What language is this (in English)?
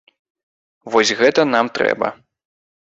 Belarusian